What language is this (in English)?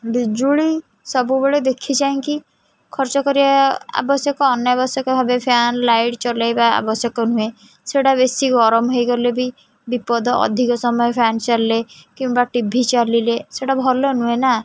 Odia